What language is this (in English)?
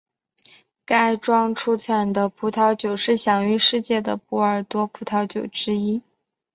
Chinese